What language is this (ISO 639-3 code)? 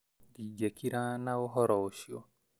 kik